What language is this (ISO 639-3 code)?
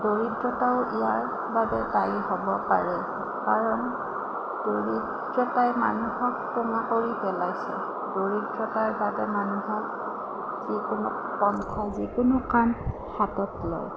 asm